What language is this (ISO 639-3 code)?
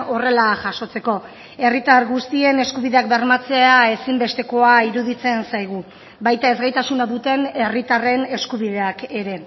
eus